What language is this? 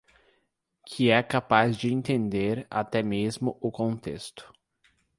Portuguese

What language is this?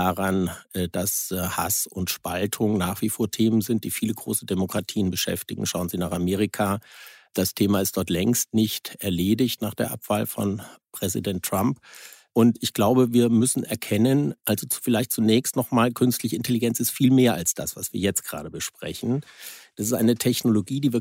German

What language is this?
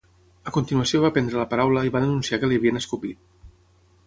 Catalan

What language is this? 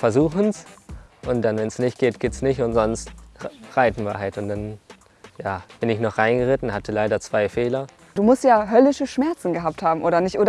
German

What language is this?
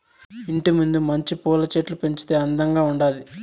Telugu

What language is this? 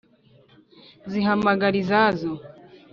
Kinyarwanda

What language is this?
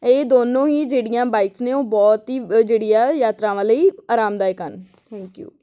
Punjabi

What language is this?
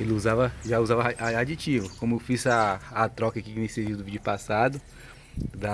Portuguese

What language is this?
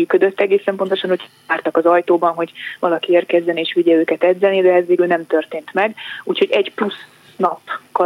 Hungarian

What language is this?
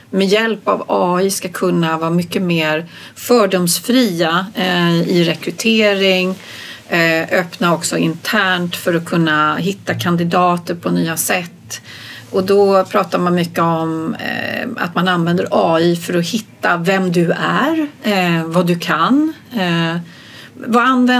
Swedish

